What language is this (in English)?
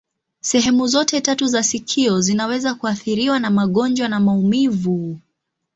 Swahili